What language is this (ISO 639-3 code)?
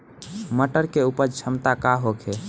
bho